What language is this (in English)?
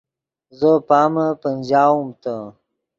Yidgha